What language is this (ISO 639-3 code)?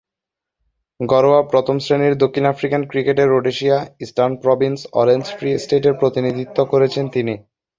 ben